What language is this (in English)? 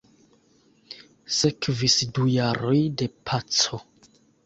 Esperanto